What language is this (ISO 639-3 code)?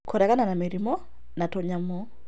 kik